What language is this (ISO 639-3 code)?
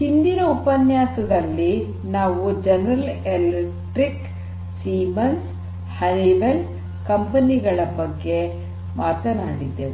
kan